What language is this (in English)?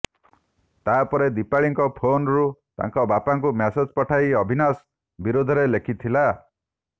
Odia